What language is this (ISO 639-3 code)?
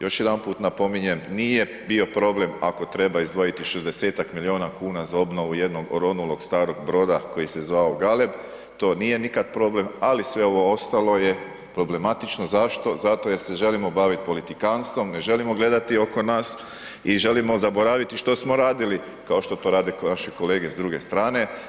hrv